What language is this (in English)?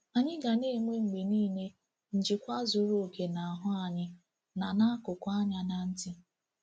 Igbo